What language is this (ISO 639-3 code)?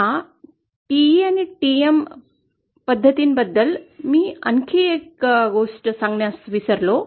mar